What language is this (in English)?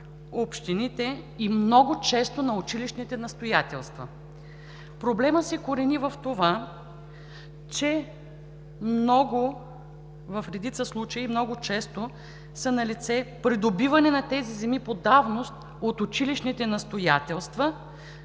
Bulgarian